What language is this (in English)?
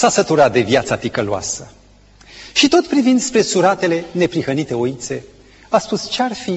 Romanian